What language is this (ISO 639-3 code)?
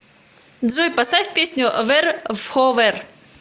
rus